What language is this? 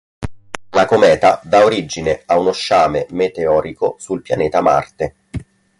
Italian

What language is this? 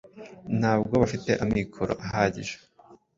Kinyarwanda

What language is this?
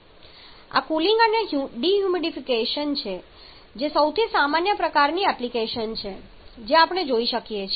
Gujarati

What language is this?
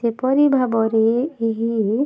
Odia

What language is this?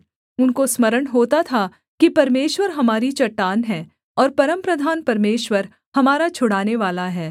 Hindi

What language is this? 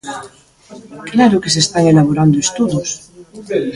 Galician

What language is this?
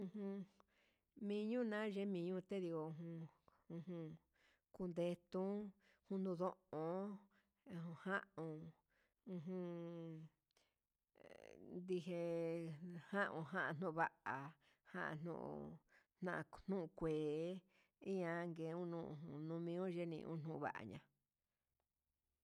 Huitepec Mixtec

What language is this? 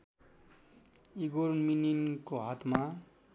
Nepali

